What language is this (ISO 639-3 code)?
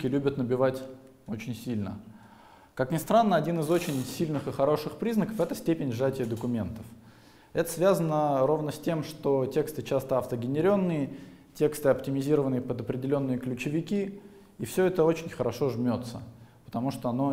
rus